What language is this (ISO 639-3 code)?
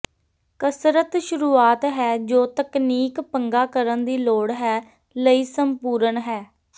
pan